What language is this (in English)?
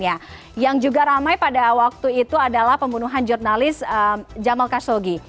Indonesian